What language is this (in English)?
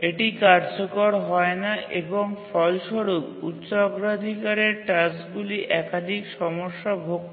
Bangla